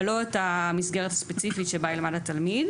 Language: Hebrew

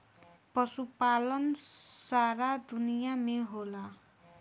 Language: Bhojpuri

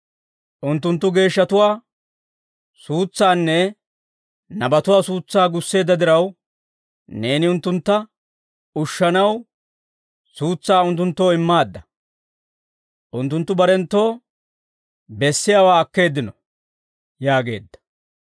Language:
Dawro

